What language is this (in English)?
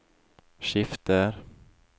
Norwegian